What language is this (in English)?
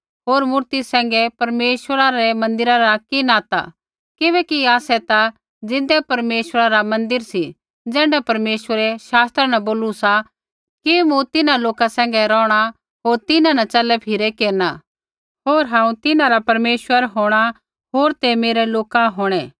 Kullu Pahari